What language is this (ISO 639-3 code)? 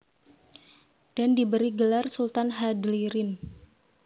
jav